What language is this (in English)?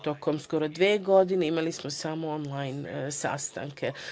Serbian